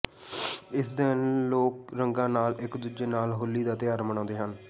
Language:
Punjabi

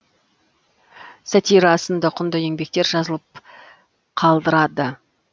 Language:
Kazakh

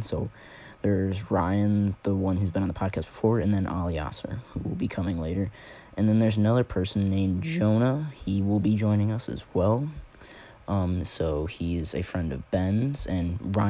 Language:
English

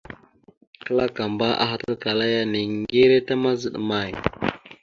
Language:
Mada (Cameroon)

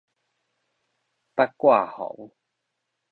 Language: Min Nan Chinese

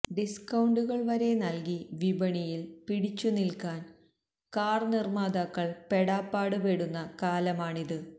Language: Malayalam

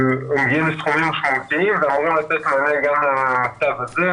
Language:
Hebrew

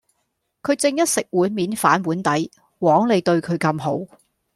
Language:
Cantonese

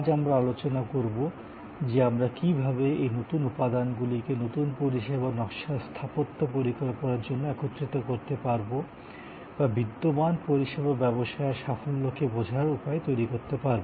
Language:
Bangla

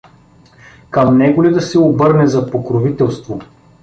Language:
Bulgarian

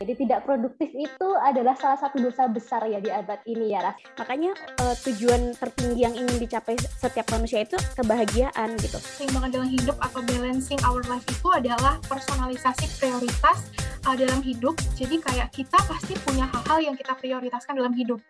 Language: Indonesian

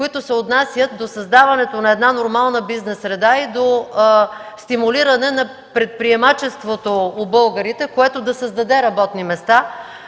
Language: Bulgarian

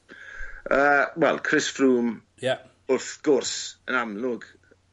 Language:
Welsh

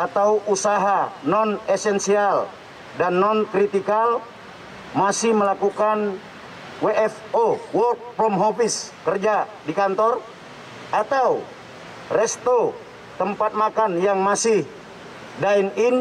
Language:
Indonesian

